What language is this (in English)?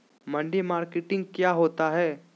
Magahi